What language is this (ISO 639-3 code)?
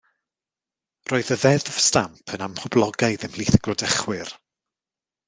cym